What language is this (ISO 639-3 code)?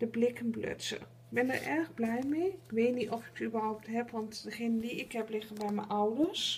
nld